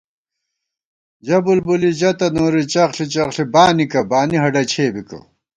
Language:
Gawar-Bati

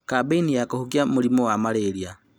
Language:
Kikuyu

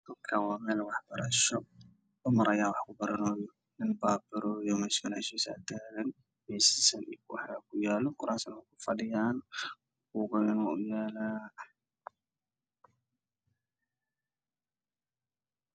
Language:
Somali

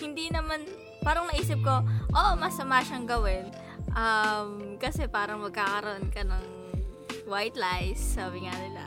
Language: Filipino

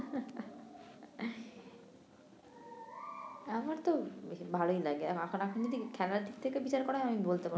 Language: Bangla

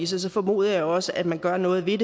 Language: Danish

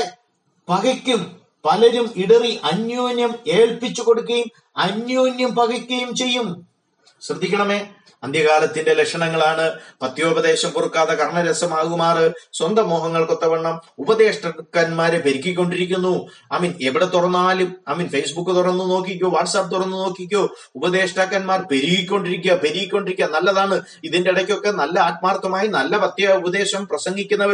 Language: Malayalam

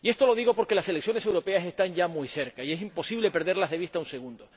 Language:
Spanish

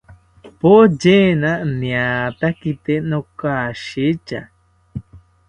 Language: South Ucayali Ashéninka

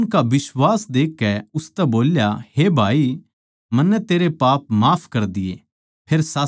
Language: Haryanvi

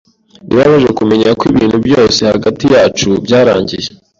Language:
Kinyarwanda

